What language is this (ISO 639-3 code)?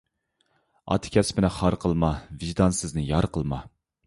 uig